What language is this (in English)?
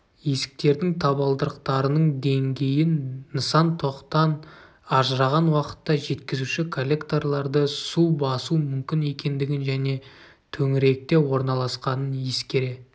Kazakh